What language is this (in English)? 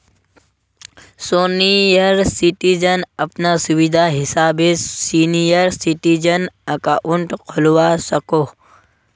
Magahi